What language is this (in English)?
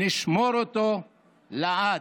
Hebrew